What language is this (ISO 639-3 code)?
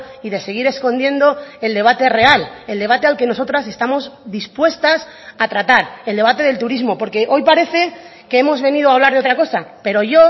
spa